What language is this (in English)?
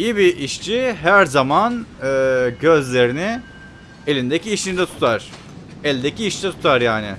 Turkish